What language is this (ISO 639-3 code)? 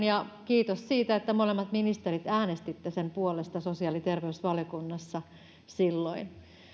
fin